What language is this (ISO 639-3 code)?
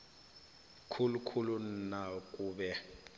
nbl